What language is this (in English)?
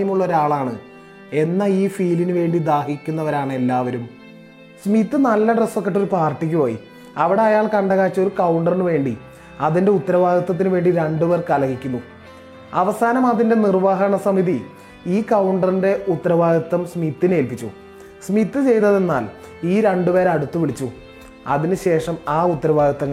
Malayalam